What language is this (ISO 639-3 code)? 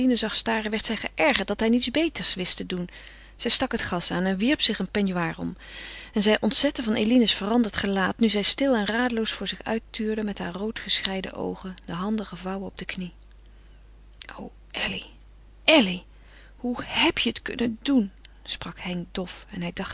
nld